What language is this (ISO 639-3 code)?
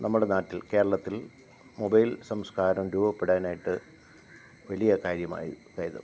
mal